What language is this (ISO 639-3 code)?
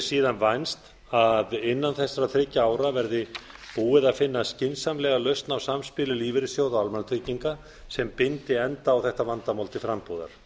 isl